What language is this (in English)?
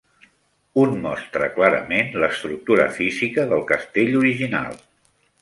Catalan